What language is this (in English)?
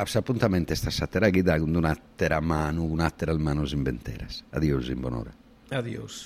Italian